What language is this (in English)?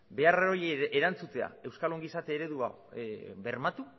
Basque